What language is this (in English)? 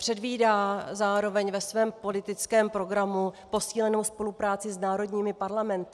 Czech